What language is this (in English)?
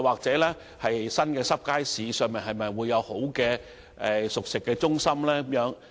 Cantonese